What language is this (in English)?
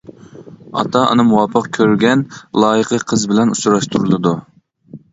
Uyghur